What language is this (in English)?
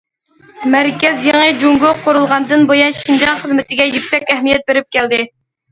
Uyghur